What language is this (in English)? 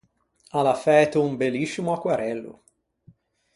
Ligurian